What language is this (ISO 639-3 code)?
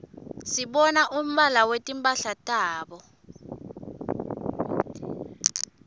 ssw